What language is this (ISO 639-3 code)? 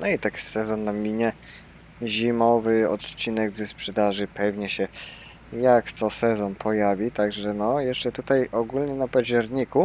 pol